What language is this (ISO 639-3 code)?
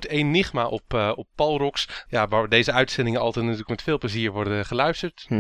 nld